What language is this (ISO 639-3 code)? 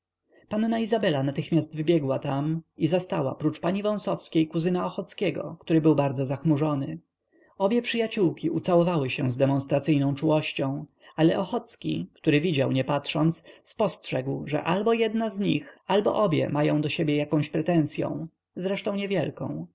pol